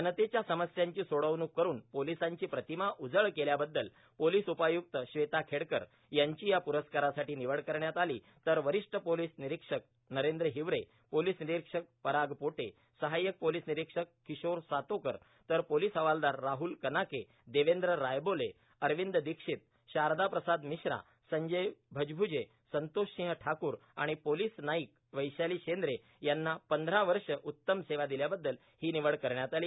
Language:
Marathi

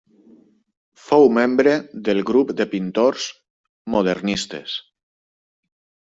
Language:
Catalan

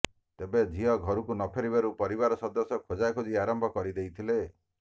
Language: Odia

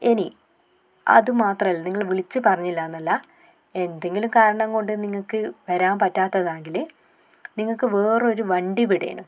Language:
Malayalam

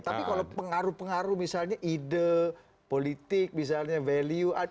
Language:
Indonesian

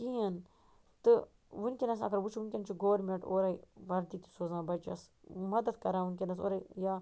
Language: Kashmiri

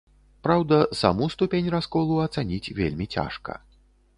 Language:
Belarusian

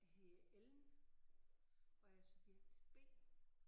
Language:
Danish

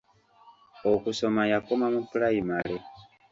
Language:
Ganda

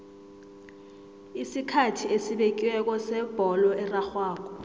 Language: South Ndebele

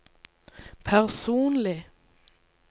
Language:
Norwegian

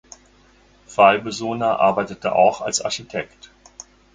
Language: German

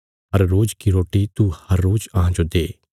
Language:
Bilaspuri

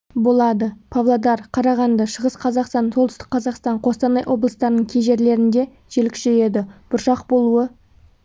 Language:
Kazakh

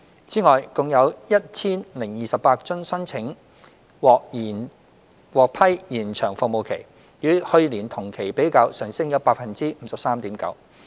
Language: Cantonese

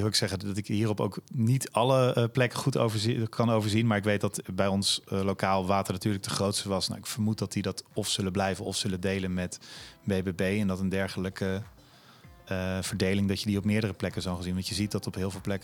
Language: Dutch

